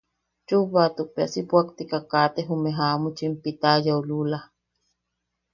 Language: Yaqui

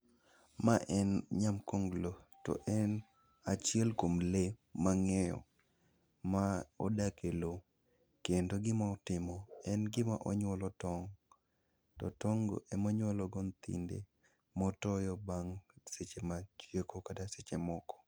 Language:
Luo (Kenya and Tanzania)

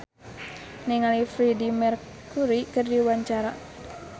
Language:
Sundanese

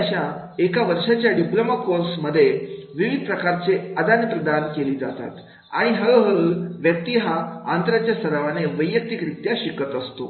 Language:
Marathi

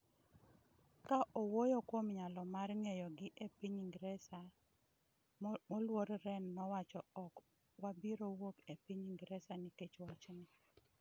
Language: Luo (Kenya and Tanzania)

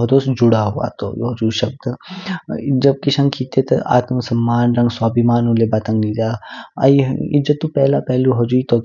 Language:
Kinnauri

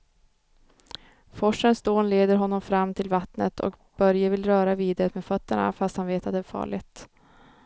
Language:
Swedish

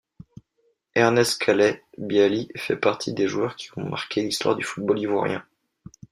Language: French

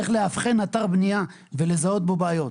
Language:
Hebrew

